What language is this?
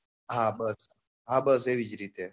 Gujarati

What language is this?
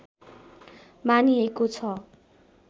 Nepali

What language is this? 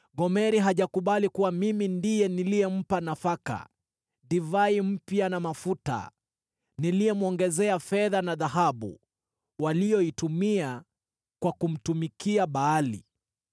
Swahili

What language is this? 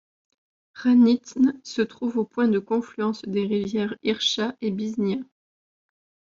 French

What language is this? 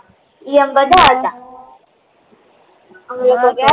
Gujarati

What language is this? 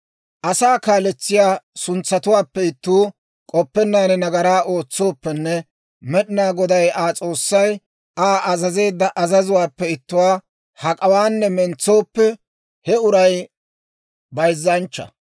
Dawro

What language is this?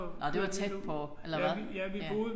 Danish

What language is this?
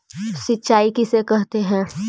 Magahi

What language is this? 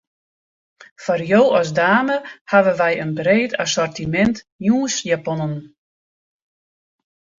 Western Frisian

